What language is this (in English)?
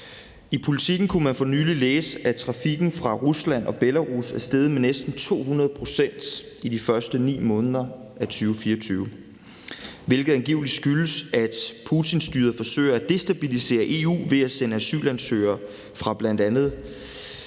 Danish